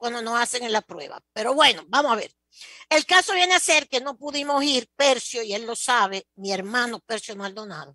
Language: Spanish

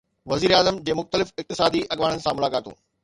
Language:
Sindhi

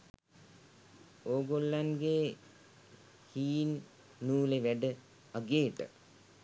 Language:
Sinhala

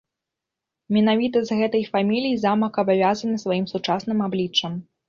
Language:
Belarusian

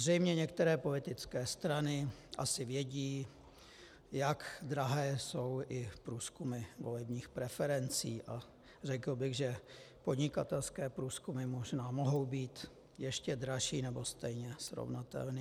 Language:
Czech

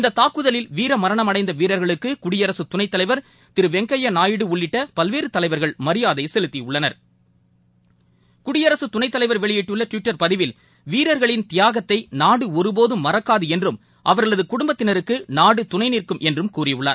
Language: Tamil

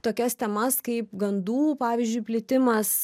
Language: Lithuanian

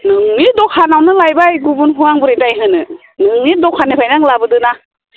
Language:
Bodo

